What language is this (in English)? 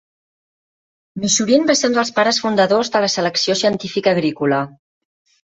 Catalan